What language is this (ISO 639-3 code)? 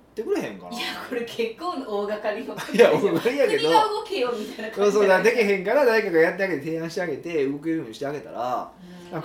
jpn